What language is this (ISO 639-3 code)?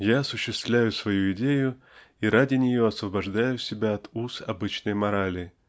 rus